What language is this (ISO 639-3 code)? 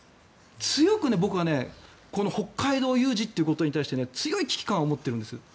jpn